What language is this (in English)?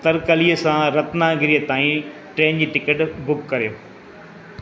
Sindhi